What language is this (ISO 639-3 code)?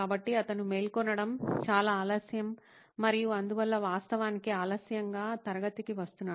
tel